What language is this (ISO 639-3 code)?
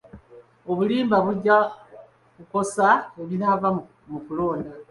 lug